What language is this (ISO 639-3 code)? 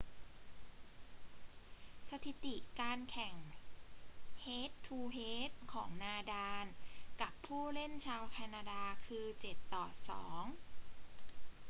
tha